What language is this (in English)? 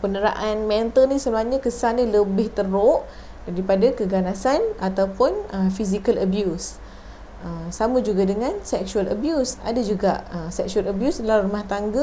Malay